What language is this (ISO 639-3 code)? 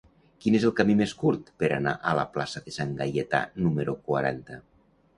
cat